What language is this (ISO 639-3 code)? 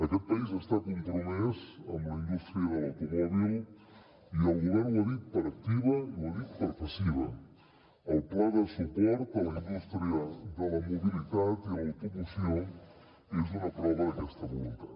cat